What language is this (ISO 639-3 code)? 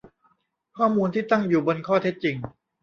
tha